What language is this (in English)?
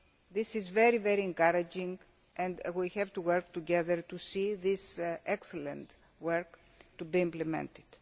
English